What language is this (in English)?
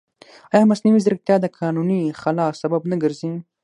Pashto